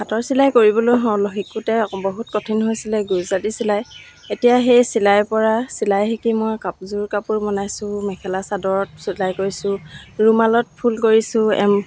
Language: Assamese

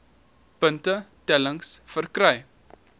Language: Afrikaans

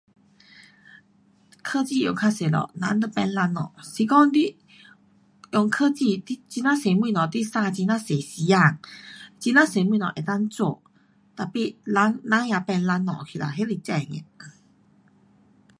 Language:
Pu-Xian Chinese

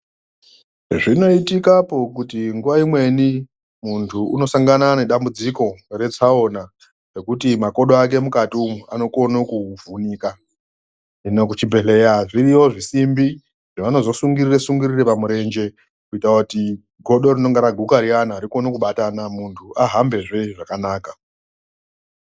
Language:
Ndau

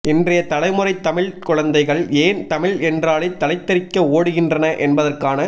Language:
Tamil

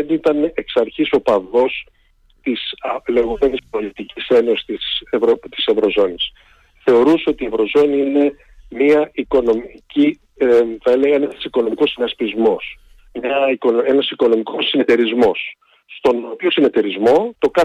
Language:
Greek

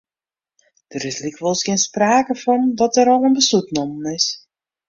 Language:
Western Frisian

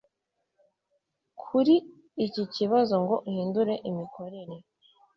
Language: Kinyarwanda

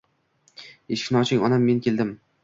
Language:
Uzbek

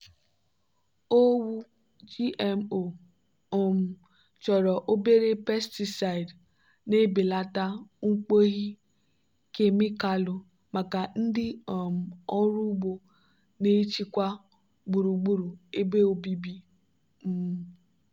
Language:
Igbo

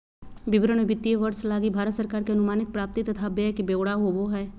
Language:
Magahi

